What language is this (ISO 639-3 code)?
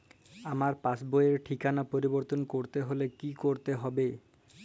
ben